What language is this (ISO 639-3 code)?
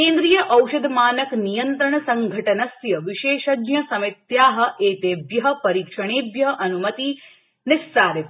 san